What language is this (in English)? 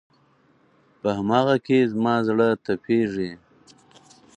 Pashto